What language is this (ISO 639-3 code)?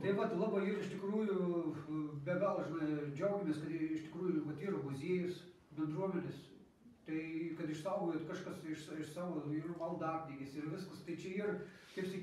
rus